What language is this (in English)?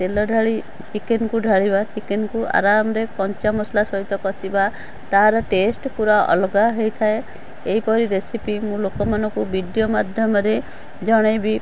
Odia